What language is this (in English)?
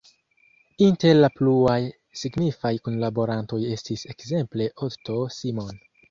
Esperanto